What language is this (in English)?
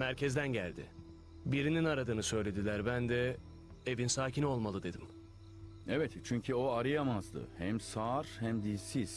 Turkish